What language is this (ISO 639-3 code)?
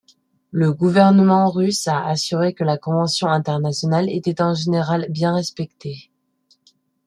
fra